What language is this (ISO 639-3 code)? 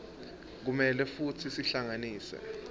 ssw